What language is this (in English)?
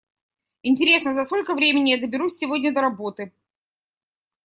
Russian